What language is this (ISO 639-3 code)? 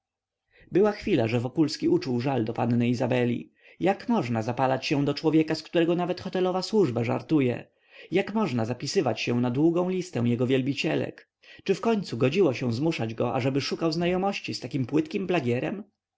pol